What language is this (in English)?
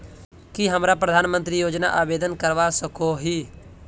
Magahi